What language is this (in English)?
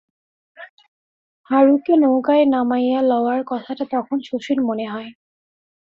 Bangla